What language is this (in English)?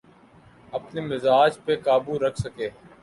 Urdu